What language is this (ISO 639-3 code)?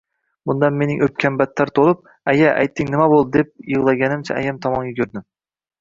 uzb